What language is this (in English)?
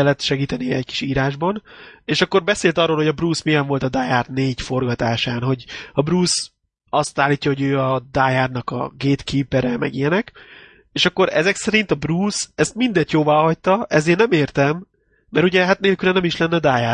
Hungarian